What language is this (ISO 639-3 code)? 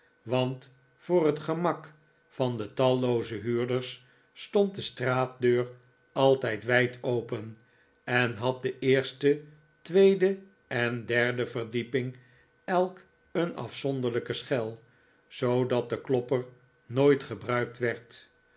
nld